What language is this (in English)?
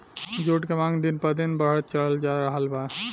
Bhojpuri